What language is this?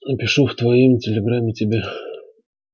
Russian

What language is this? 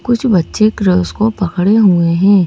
Hindi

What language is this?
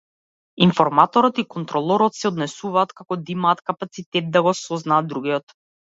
Macedonian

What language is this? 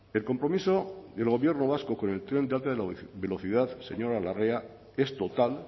Spanish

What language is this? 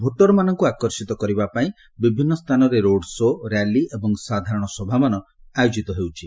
Odia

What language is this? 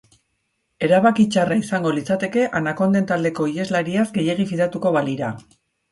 Basque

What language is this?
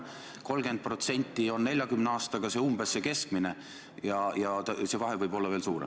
Estonian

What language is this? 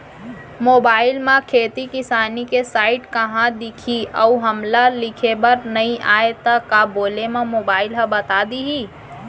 Chhattisgarhi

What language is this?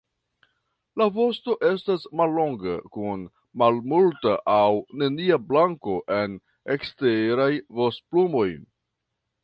Esperanto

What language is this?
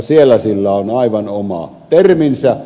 Finnish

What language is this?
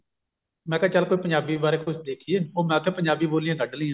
Punjabi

